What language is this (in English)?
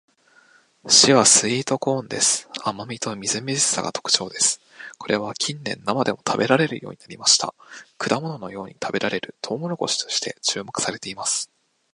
Japanese